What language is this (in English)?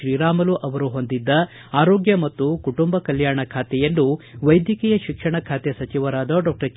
Kannada